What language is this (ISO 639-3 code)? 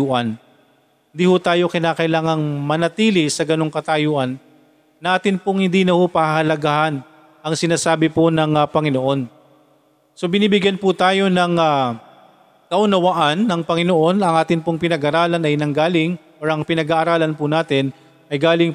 fil